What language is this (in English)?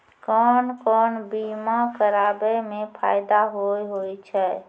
Maithili